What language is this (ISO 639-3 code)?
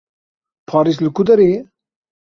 kur